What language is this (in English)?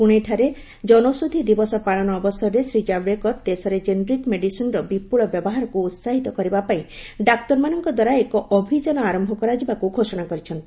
Odia